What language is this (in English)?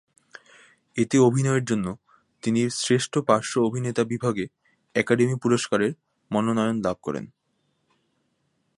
Bangla